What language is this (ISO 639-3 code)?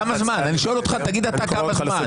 heb